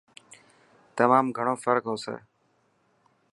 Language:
Dhatki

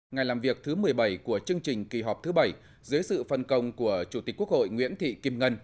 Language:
Vietnamese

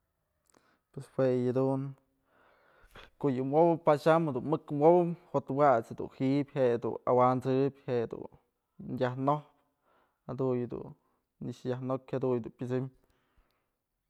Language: Mazatlán Mixe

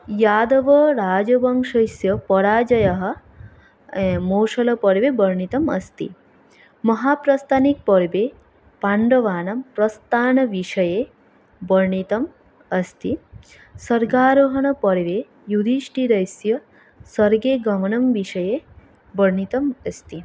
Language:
Sanskrit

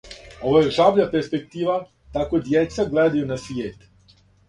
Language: Serbian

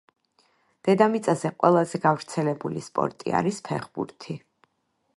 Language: Georgian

